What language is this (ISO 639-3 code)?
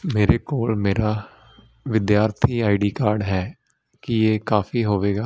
pan